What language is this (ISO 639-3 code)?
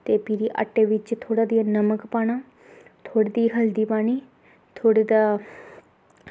doi